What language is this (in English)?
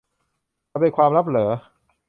Thai